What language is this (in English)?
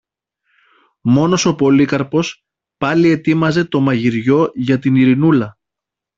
Greek